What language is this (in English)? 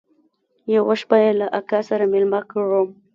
Pashto